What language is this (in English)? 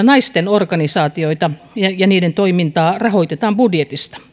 Finnish